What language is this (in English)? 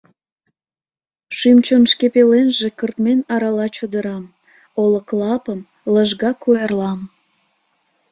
Mari